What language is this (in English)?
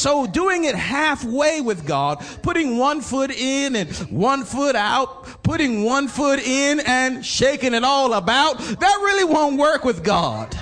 English